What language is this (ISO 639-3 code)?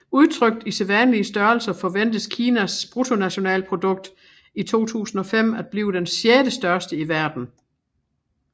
dan